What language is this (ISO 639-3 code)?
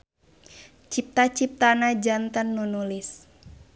sun